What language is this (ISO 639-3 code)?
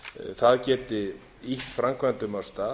isl